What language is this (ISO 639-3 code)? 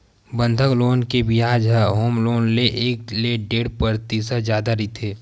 hne